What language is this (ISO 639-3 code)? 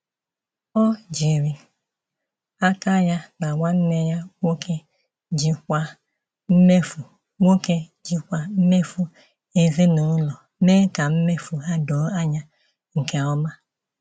ibo